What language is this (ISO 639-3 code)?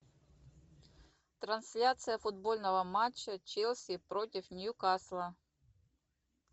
rus